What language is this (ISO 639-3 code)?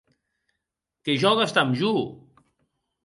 oci